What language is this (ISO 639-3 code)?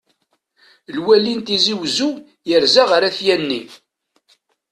kab